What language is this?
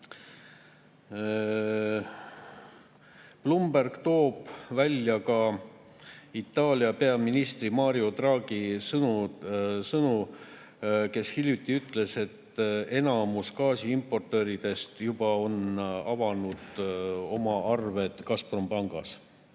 Estonian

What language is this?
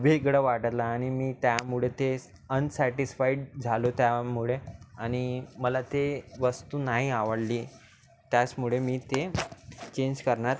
Marathi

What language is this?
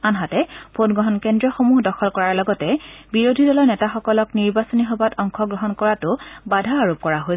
Assamese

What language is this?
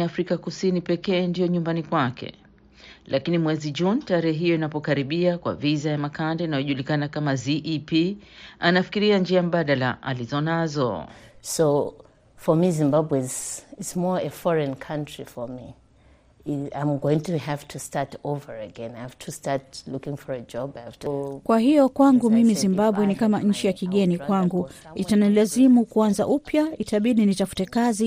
Swahili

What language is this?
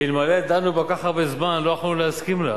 Hebrew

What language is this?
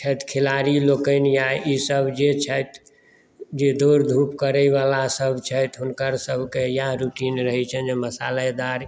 Maithili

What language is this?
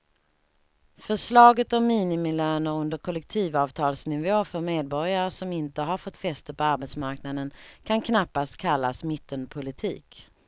Swedish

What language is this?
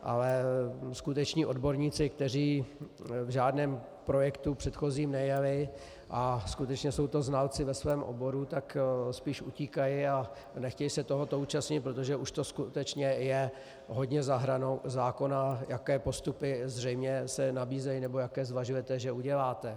Czech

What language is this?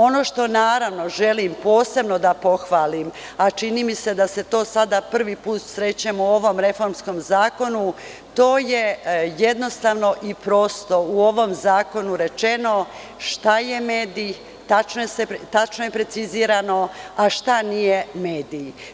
Serbian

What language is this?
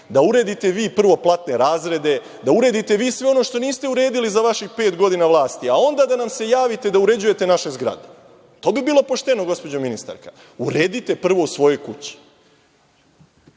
Serbian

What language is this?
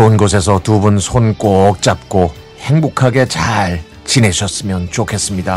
Korean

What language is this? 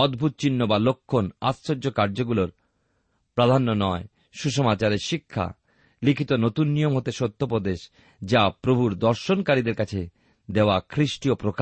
Bangla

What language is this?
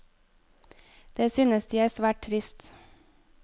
Norwegian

